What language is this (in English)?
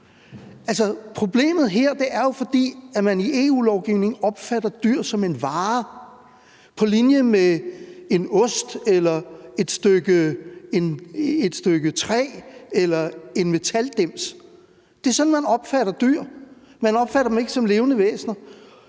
Danish